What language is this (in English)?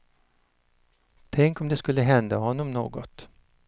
Swedish